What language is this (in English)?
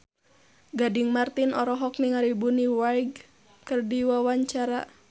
Sundanese